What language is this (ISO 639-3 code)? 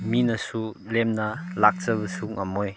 mni